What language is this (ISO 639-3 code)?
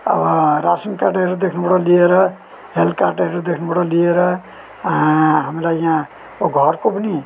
nep